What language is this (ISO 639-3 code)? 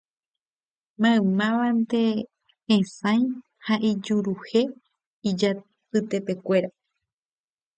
grn